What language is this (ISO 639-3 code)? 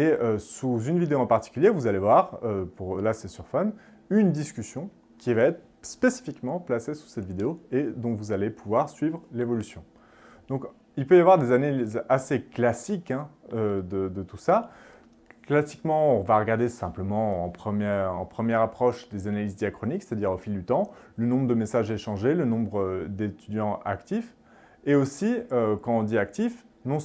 fra